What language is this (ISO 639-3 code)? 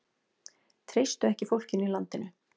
isl